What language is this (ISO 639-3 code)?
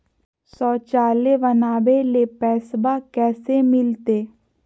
mag